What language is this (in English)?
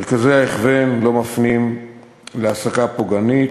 Hebrew